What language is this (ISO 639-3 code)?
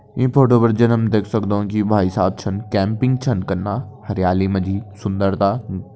kfy